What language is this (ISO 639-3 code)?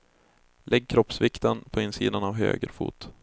swe